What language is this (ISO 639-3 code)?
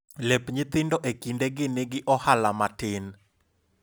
luo